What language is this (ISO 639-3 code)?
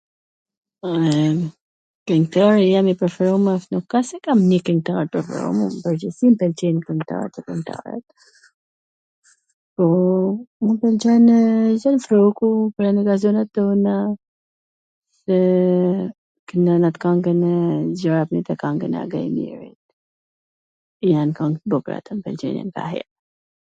aln